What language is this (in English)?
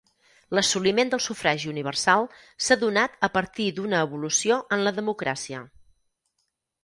Catalan